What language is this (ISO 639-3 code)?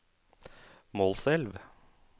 nor